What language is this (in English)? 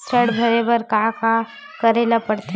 Chhattisgarhi